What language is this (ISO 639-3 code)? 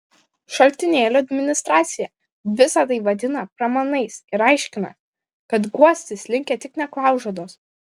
lit